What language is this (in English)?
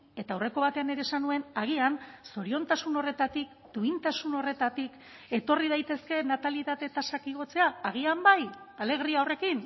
Basque